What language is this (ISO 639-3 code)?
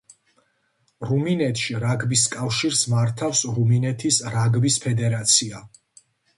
kat